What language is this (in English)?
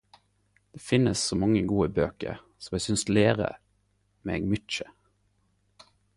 Norwegian Nynorsk